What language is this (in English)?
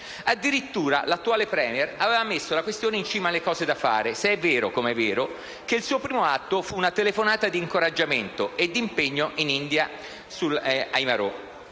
Italian